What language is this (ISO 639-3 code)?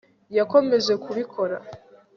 kin